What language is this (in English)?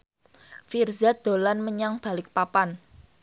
Javanese